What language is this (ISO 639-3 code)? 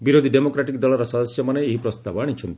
ori